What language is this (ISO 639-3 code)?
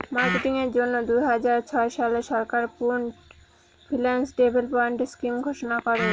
ben